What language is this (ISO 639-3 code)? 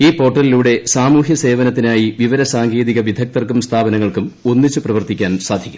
mal